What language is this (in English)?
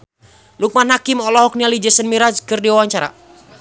Sundanese